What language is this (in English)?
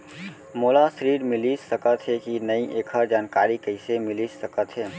Chhattisgarhi